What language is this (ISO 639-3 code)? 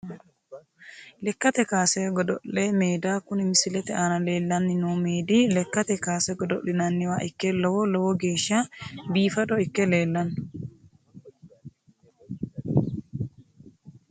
sid